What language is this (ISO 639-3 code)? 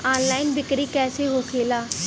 bho